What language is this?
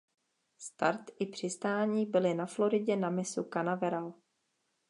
Czech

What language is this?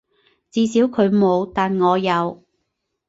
Cantonese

